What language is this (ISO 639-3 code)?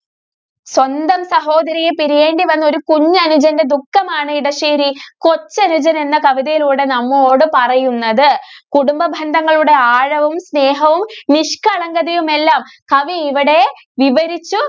mal